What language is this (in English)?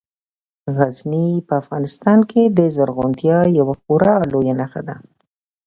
Pashto